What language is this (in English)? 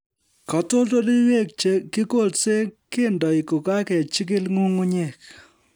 Kalenjin